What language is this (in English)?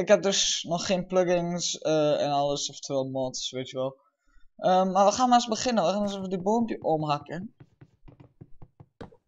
Dutch